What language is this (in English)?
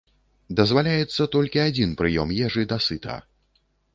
Belarusian